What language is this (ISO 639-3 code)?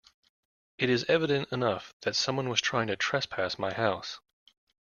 eng